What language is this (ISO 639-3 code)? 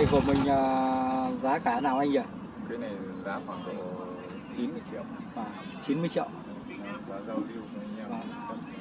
vie